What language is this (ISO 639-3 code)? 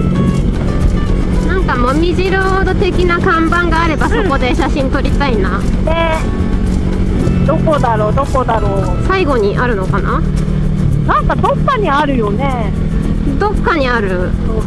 jpn